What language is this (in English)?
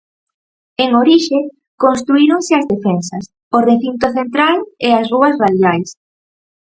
Galician